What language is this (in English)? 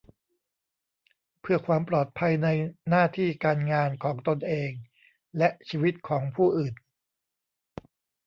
Thai